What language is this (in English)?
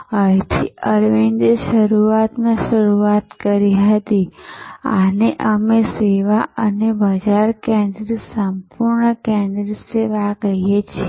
Gujarati